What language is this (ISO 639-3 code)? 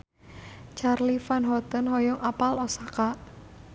sun